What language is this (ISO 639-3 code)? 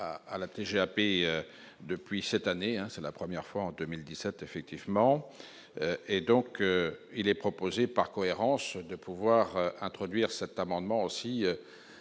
fra